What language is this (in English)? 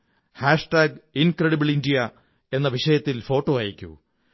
Malayalam